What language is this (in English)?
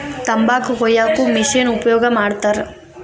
Kannada